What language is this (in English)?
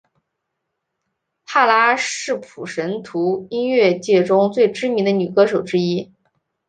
Chinese